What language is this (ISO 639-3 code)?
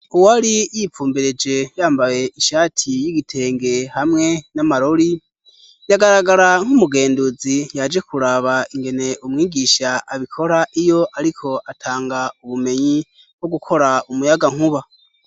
run